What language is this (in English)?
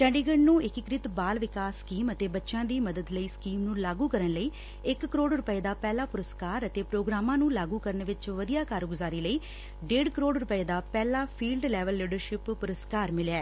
Punjabi